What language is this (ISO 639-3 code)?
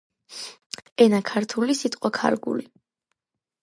kat